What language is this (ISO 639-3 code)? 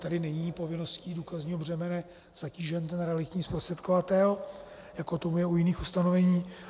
ces